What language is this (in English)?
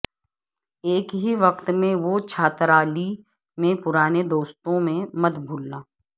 Urdu